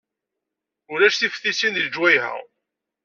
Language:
Kabyle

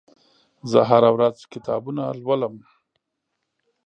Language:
Pashto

